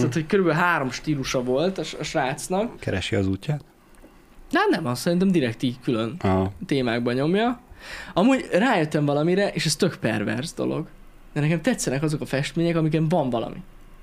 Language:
Hungarian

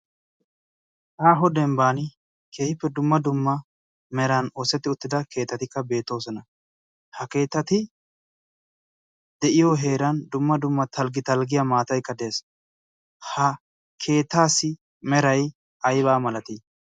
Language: Wolaytta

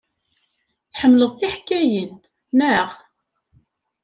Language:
Kabyle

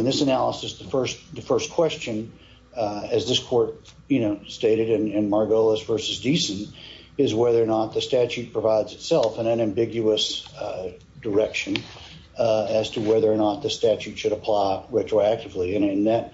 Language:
English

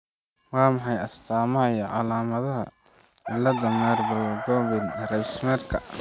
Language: Somali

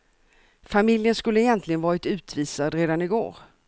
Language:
Swedish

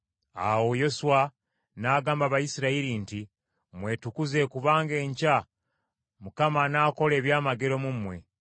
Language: Ganda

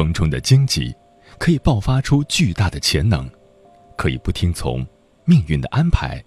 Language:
Chinese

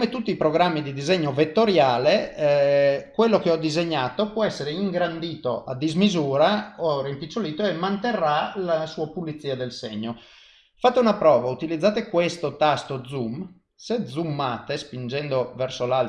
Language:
Italian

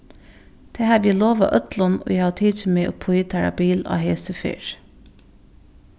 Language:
Faroese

